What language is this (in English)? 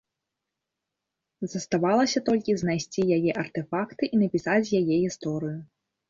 Belarusian